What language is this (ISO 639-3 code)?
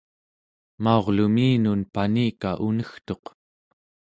esu